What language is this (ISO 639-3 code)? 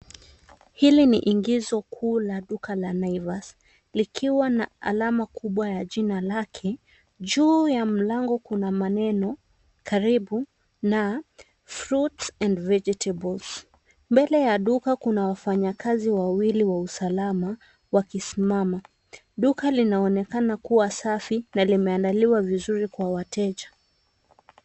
swa